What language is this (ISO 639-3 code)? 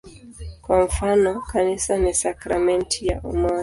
swa